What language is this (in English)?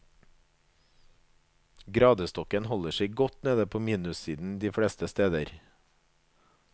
Norwegian